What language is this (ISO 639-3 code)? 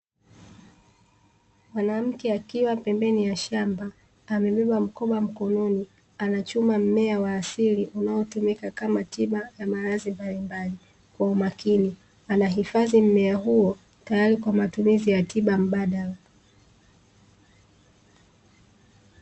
swa